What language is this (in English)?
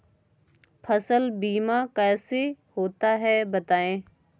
Hindi